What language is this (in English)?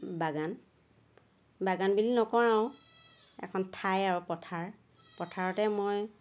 Assamese